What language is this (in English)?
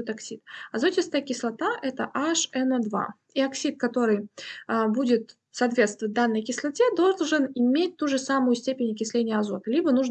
Russian